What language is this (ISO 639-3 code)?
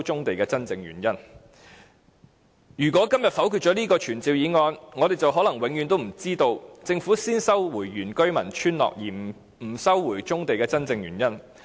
yue